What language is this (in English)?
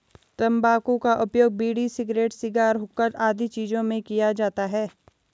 Hindi